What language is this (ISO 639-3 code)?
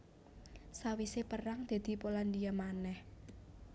jav